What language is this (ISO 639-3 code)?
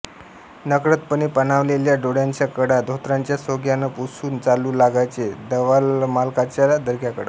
mar